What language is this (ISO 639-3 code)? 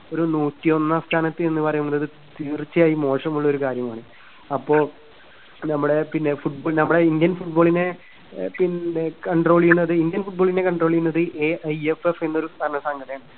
mal